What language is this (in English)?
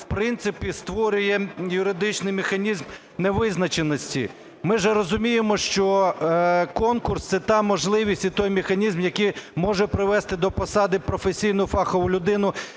Ukrainian